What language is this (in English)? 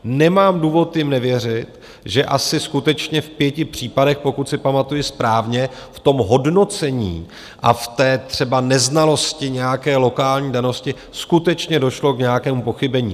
Czech